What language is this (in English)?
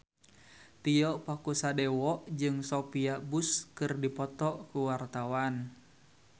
Sundanese